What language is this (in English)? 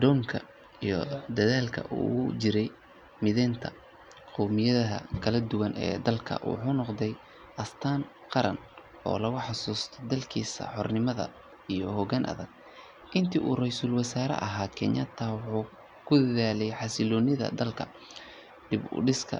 Somali